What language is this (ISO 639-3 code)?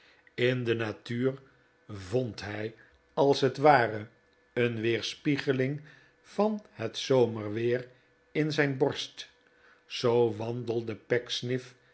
nld